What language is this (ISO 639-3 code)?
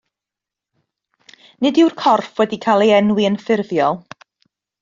cym